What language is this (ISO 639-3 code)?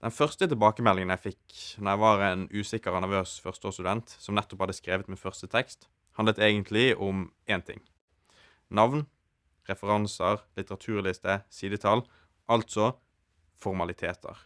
nor